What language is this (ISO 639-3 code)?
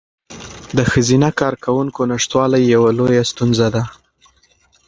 pus